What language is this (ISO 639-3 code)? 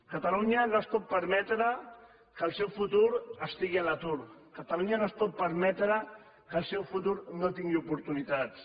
cat